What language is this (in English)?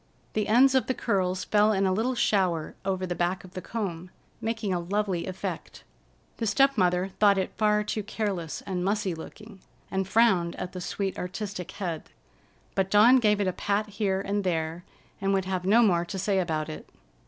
English